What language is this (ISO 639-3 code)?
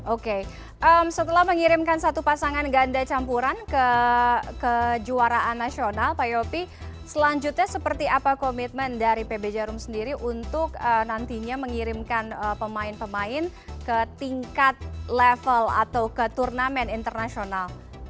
ind